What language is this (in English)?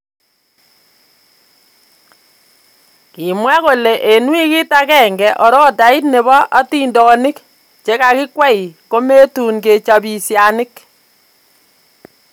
Kalenjin